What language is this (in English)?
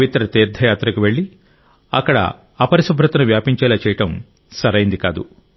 Telugu